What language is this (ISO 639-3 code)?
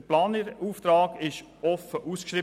gsw